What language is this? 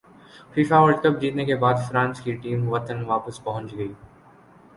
Urdu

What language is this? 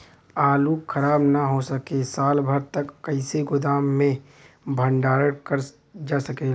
Bhojpuri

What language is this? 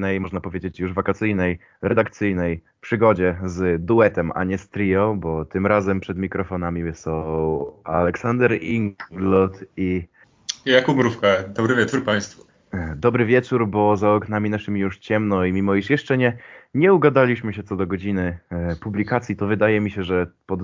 Polish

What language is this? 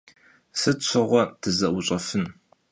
Kabardian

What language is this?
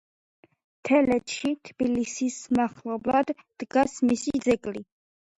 Georgian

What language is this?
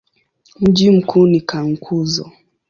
Swahili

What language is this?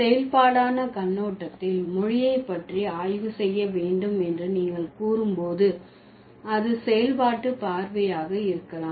Tamil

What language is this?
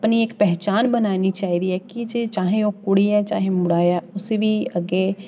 Dogri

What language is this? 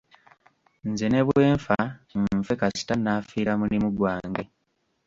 Ganda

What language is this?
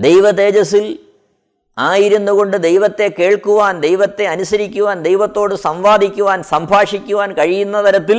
Malayalam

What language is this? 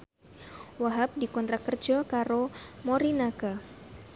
Javanese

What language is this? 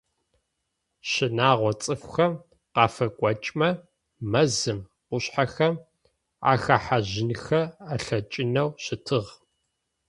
Adyghe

